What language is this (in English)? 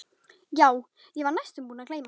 Icelandic